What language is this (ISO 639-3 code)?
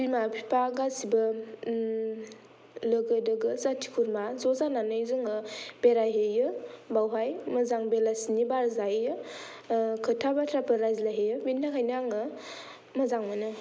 brx